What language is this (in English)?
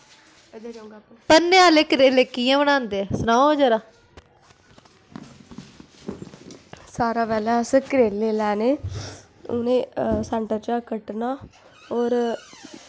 Dogri